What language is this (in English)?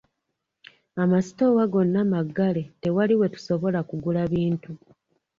Ganda